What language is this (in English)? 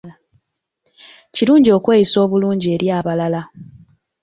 Ganda